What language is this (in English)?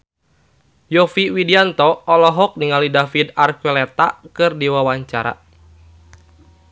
Sundanese